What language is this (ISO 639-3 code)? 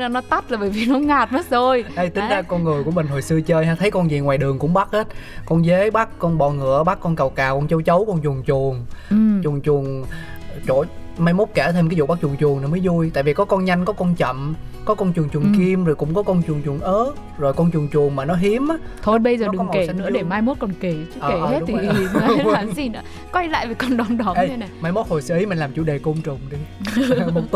vie